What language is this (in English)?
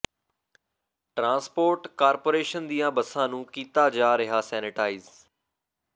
Punjabi